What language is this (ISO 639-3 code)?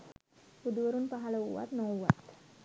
sin